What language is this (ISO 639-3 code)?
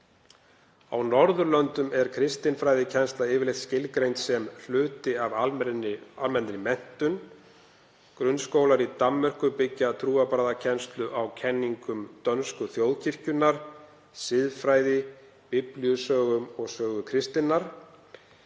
isl